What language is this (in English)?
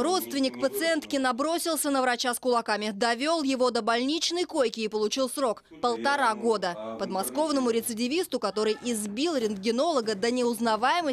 Russian